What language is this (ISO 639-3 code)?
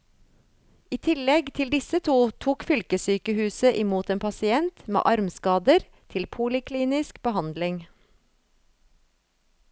nor